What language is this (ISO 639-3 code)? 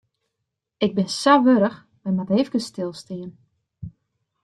fry